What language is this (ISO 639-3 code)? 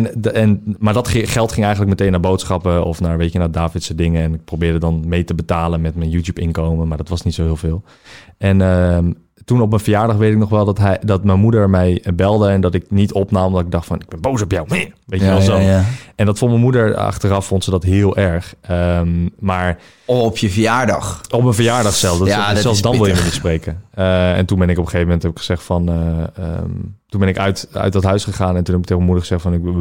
nld